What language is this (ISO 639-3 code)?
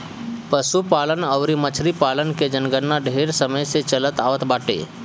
bho